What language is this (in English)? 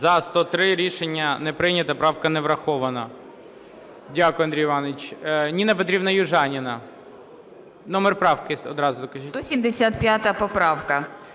Ukrainian